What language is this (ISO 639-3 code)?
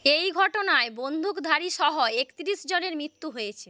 ben